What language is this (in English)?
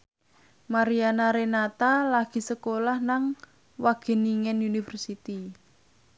Javanese